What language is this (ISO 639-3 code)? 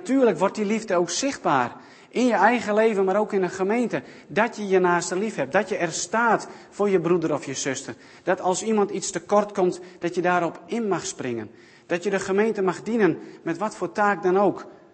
nld